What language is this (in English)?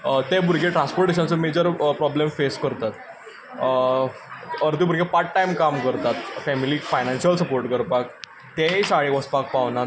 Konkani